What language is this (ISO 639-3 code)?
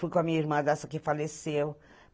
por